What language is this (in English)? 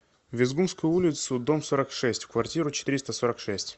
Russian